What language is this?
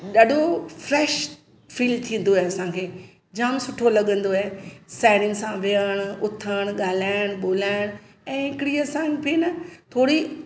Sindhi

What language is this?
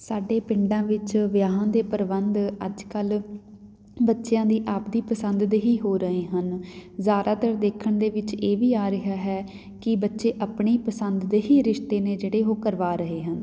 Punjabi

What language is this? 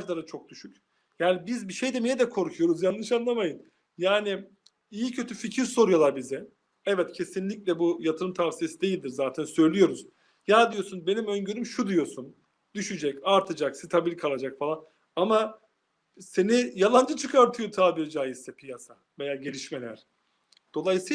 Turkish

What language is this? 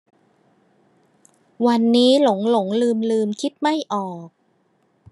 Thai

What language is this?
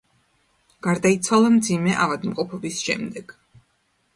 Georgian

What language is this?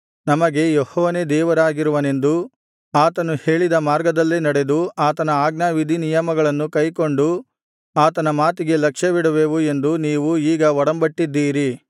Kannada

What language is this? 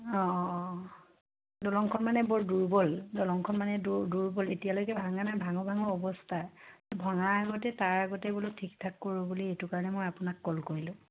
Assamese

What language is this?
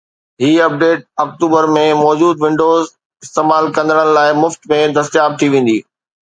Sindhi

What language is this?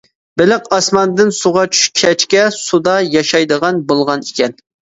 Uyghur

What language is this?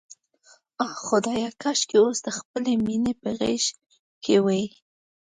Pashto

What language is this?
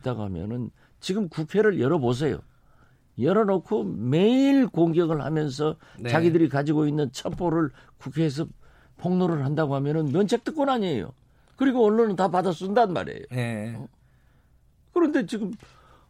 Korean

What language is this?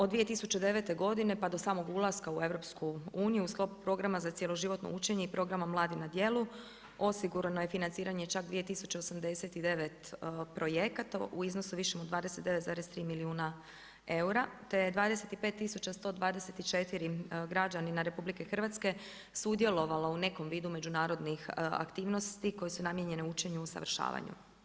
Croatian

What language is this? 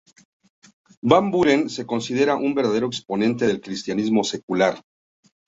Spanish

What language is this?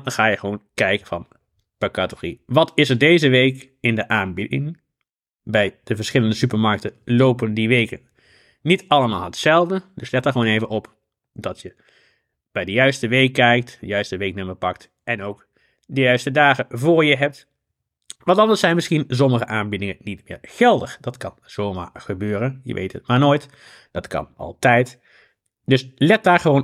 Dutch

